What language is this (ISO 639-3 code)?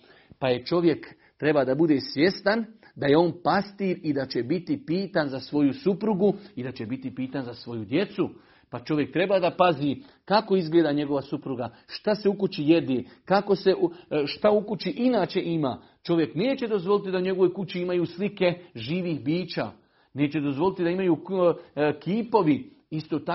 hrv